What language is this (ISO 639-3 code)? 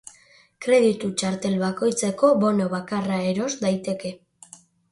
eus